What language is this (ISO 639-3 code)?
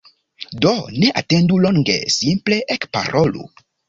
epo